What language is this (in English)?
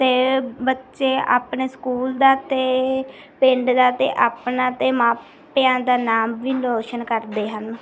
Punjabi